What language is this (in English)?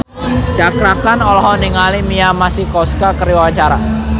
Sundanese